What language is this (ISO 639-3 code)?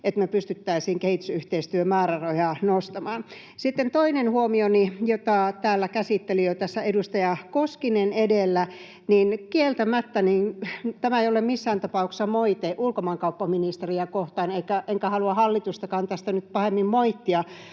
fin